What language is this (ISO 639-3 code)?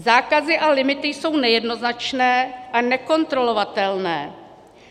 ces